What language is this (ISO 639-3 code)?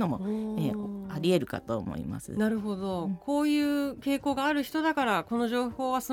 jpn